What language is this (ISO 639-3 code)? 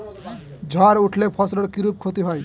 ben